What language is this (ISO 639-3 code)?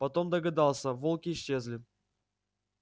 rus